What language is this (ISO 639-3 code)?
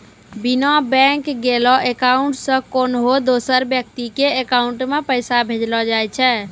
mai